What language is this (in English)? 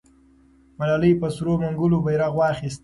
Pashto